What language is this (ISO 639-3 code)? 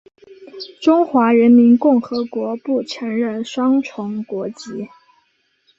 zho